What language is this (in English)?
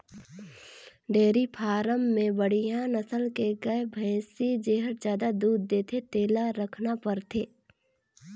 Chhattisgarhi